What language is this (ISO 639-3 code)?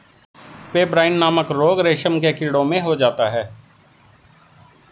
hin